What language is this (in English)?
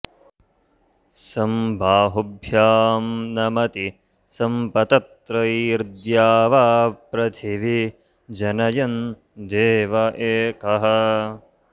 Sanskrit